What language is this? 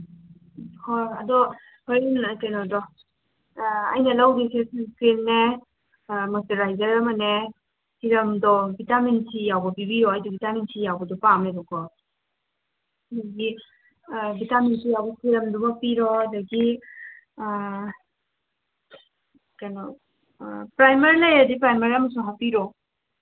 Manipuri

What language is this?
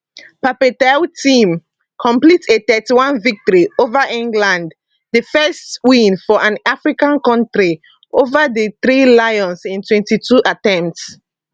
Nigerian Pidgin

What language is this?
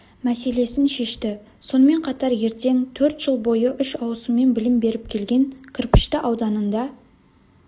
Kazakh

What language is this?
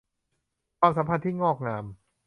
Thai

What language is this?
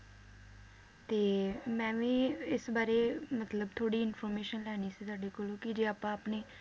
Punjabi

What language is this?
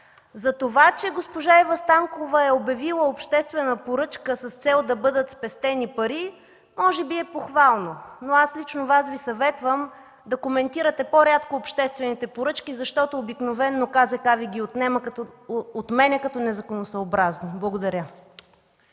Bulgarian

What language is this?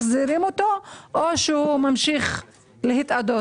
Hebrew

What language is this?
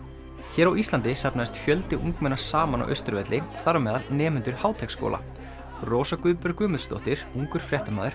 Icelandic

